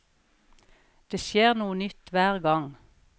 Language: Norwegian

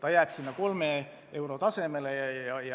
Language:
Estonian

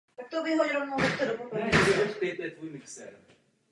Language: Czech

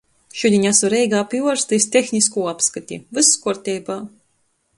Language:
Latgalian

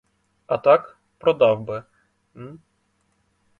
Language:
Ukrainian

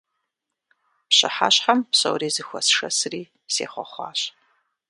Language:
Kabardian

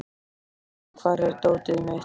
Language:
Icelandic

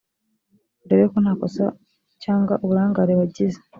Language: Kinyarwanda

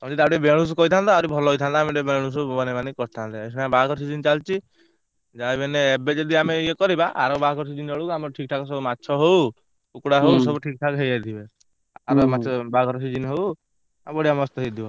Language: Odia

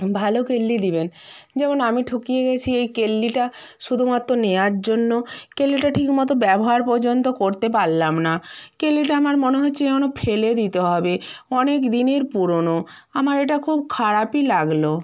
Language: Bangla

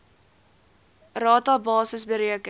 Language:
Afrikaans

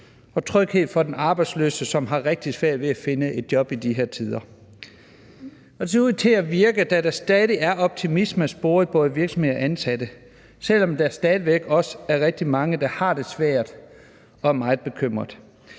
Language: Danish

